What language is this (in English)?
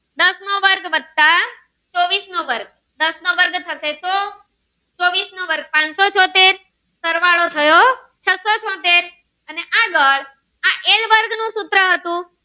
Gujarati